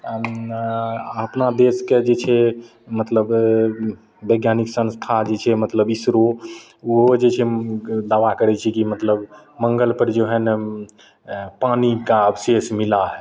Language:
Maithili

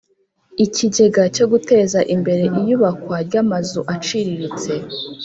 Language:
Kinyarwanda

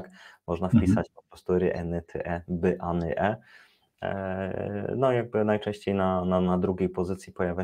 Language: Polish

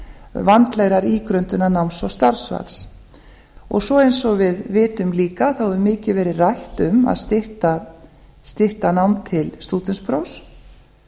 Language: Icelandic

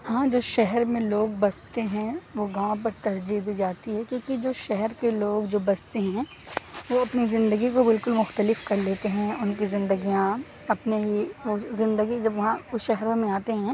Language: Urdu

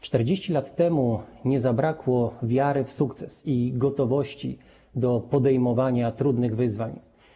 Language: Polish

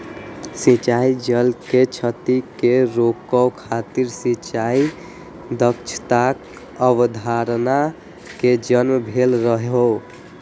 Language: Maithili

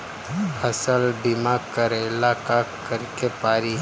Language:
Bhojpuri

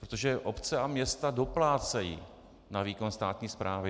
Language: Czech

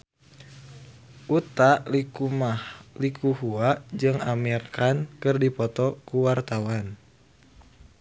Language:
Sundanese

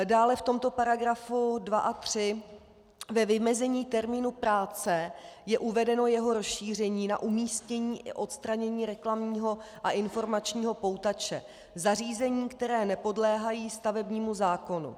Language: Czech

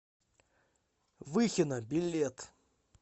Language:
Russian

